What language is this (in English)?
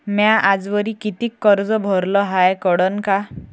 Marathi